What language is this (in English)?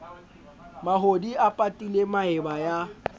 Southern Sotho